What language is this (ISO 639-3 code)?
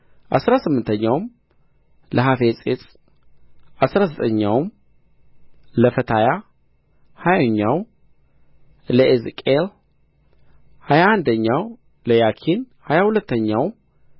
amh